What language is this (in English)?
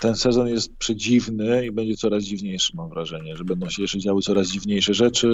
Polish